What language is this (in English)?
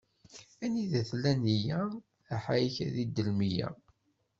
Kabyle